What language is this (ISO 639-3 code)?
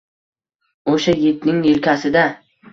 uzb